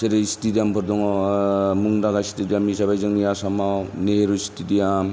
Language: Bodo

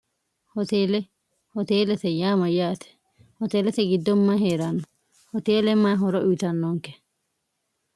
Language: Sidamo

